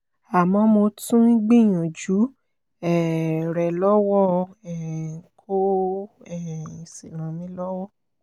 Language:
Yoruba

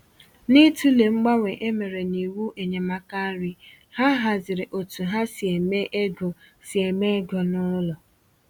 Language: Igbo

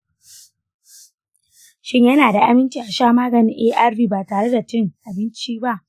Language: Hausa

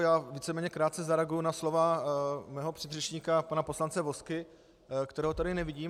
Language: Czech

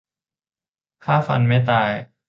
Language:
Thai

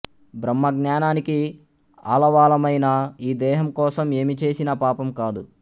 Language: Telugu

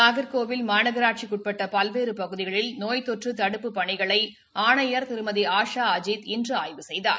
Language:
Tamil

